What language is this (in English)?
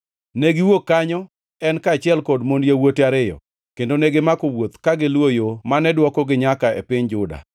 Luo (Kenya and Tanzania)